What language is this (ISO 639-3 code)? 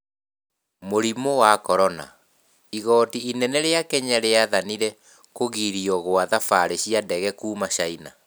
kik